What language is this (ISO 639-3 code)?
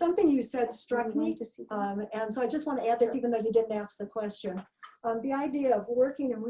eng